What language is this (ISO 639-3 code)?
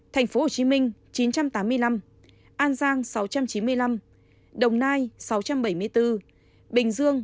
vie